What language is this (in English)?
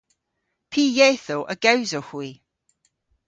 Cornish